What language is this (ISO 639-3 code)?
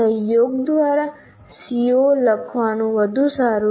guj